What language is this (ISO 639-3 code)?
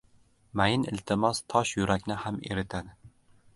uzb